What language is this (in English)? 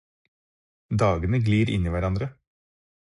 Norwegian Bokmål